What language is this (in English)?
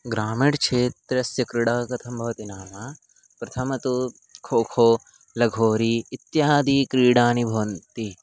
Sanskrit